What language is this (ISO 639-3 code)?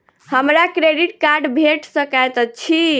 mai